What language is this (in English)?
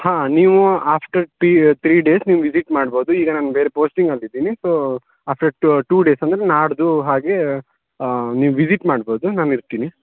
Kannada